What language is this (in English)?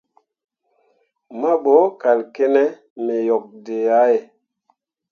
Mundang